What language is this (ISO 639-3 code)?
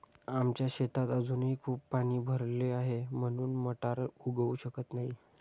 mar